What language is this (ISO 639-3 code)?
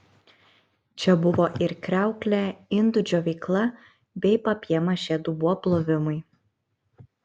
lit